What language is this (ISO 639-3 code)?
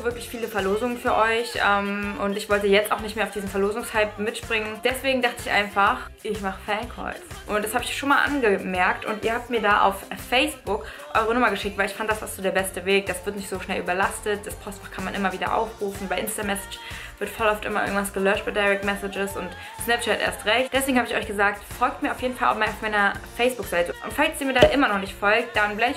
deu